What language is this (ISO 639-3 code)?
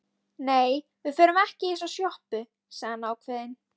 isl